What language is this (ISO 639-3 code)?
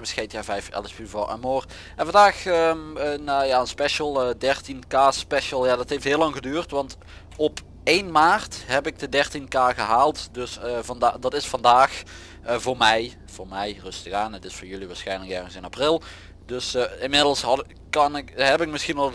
nld